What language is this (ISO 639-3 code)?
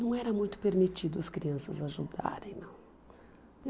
por